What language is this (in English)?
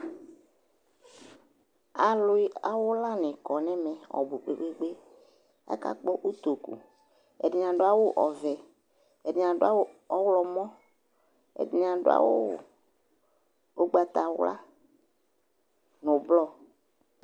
Ikposo